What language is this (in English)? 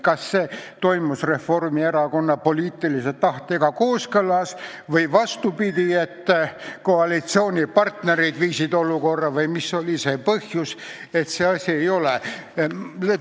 Estonian